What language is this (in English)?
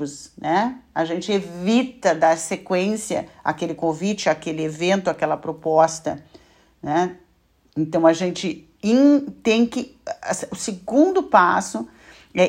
Portuguese